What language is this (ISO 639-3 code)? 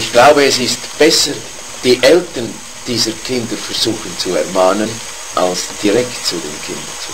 pol